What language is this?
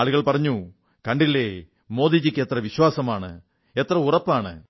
Malayalam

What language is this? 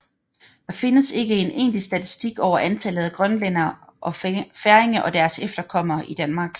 Danish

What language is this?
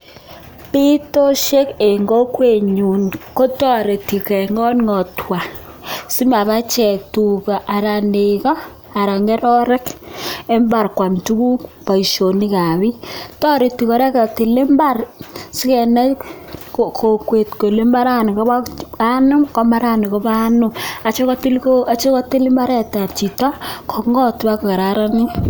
Kalenjin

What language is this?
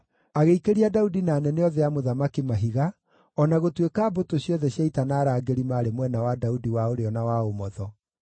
Kikuyu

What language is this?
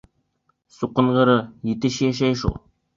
Bashkir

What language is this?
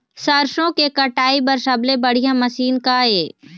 Chhattisgarhi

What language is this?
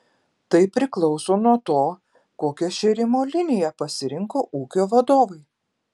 Lithuanian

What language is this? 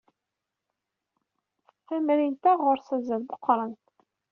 Kabyle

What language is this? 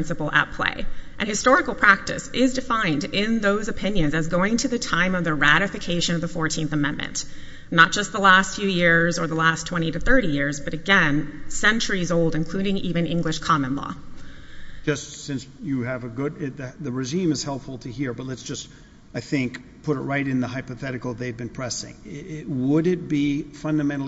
English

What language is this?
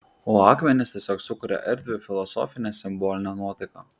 Lithuanian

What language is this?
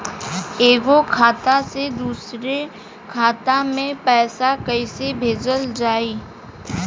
Bhojpuri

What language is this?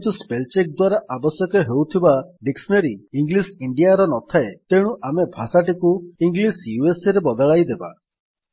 Odia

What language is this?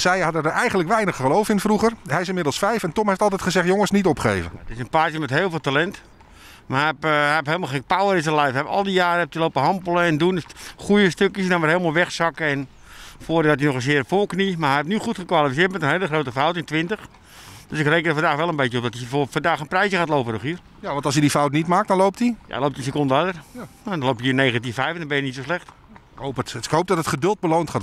Dutch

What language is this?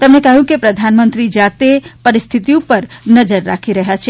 Gujarati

